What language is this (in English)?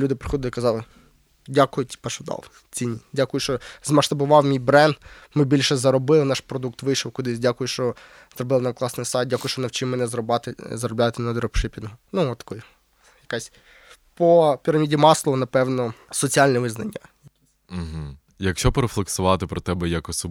Ukrainian